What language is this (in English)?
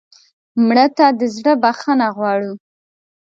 Pashto